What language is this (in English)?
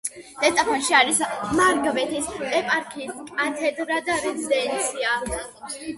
Georgian